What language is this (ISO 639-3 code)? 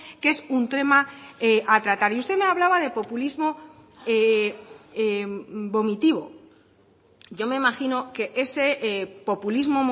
spa